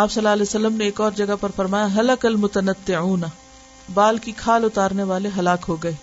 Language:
Urdu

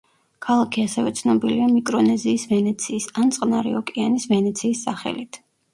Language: Georgian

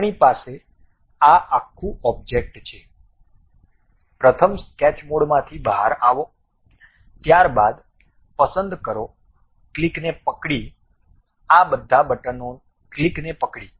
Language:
Gujarati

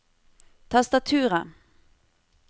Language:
Norwegian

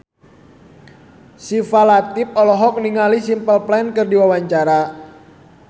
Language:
Sundanese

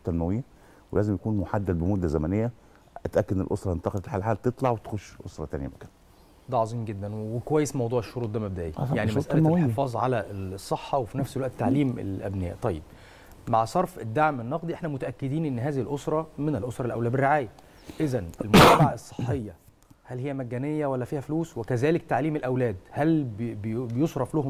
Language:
Arabic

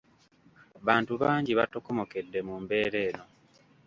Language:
Ganda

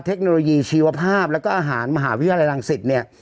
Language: Thai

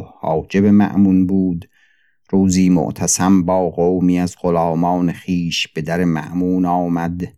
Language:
Persian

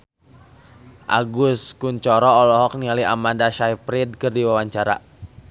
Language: Sundanese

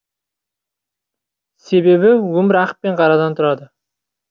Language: Kazakh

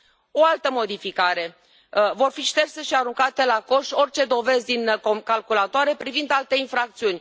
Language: Romanian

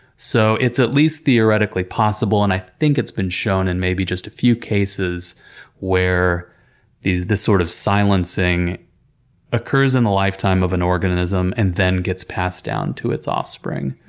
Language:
English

